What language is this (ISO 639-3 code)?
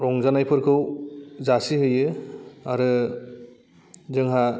brx